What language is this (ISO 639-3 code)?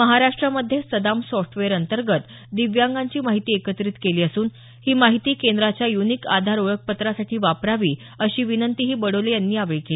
mar